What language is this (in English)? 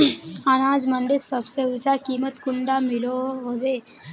Magahi